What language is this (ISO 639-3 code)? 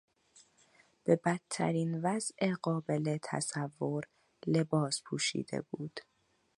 fas